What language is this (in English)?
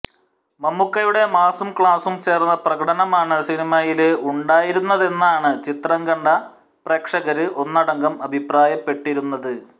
Malayalam